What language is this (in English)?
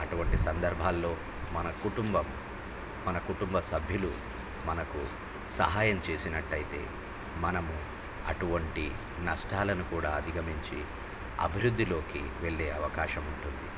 Telugu